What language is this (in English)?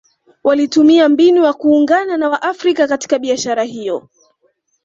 Swahili